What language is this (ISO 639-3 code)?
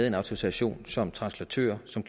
dan